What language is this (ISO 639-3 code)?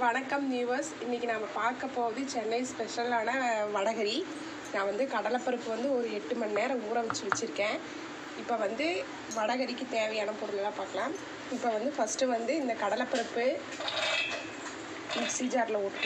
hin